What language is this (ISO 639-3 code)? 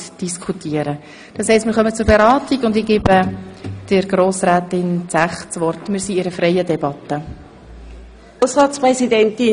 gsw